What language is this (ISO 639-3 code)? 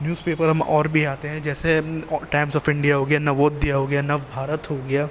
urd